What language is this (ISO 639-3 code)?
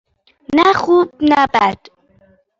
fas